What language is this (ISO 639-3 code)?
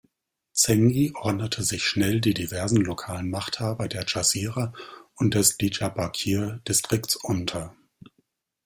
deu